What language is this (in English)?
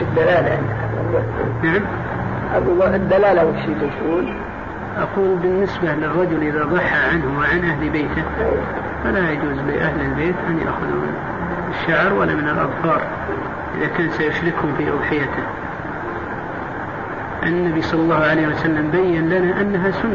Arabic